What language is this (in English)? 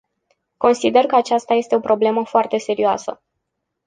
Romanian